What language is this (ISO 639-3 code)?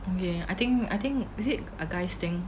eng